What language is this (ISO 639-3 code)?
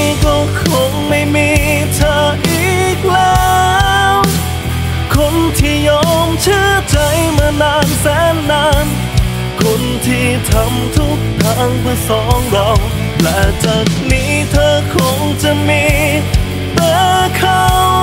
tha